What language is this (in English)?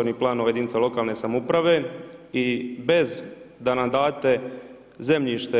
Croatian